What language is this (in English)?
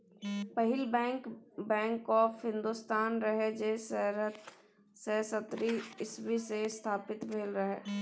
Maithili